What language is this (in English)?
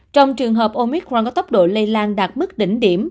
Vietnamese